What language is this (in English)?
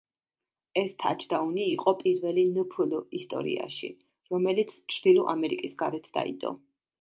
Georgian